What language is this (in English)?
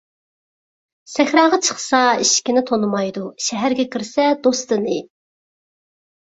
Uyghur